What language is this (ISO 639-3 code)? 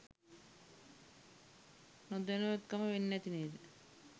sin